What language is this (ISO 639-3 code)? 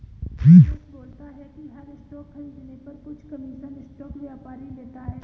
hin